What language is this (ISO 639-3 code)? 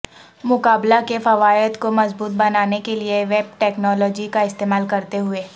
urd